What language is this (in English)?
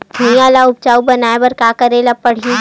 Chhattisgarhi